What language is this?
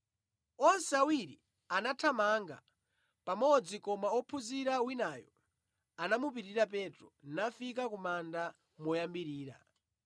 Nyanja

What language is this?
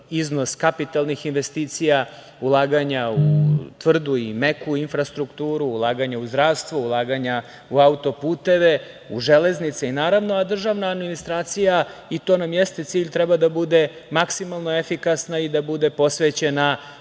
Serbian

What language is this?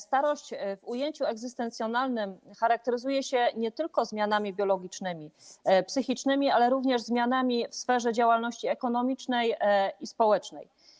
Polish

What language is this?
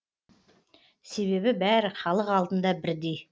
Kazakh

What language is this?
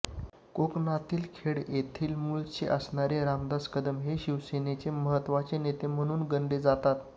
Marathi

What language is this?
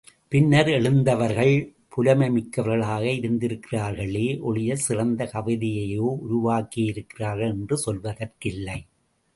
Tamil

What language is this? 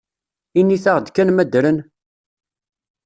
Kabyle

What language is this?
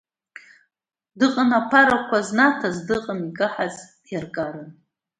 Abkhazian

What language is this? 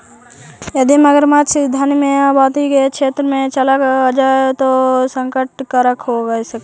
Magahi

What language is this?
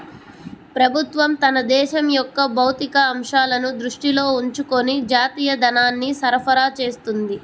Telugu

